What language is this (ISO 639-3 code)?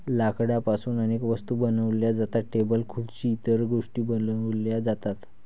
mar